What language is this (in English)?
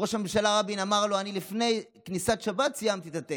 Hebrew